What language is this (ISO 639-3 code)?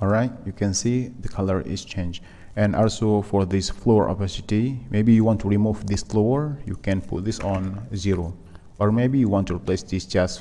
eng